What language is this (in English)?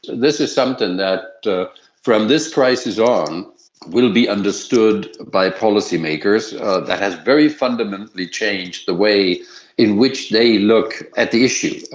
English